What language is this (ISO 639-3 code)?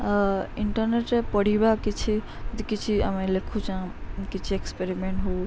ori